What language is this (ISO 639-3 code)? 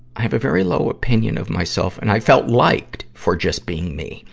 eng